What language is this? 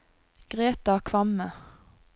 Norwegian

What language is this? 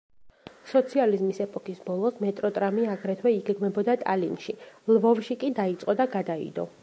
Georgian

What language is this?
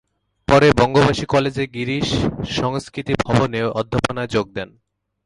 Bangla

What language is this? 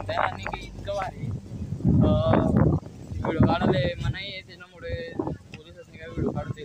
Romanian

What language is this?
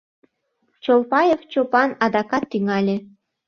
Mari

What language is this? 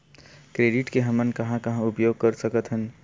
Chhattisgarhi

